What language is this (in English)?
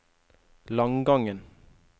Norwegian